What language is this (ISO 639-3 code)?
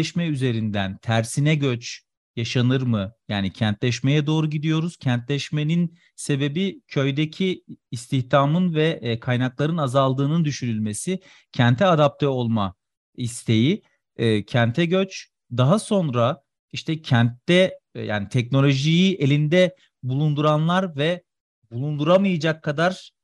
tur